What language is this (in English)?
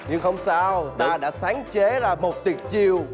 Vietnamese